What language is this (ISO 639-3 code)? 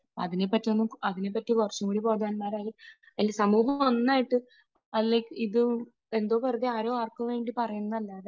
mal